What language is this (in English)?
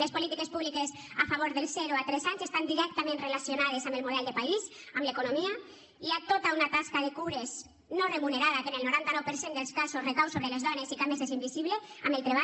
Catalan